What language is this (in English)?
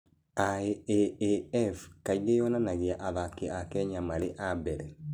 Kikuyu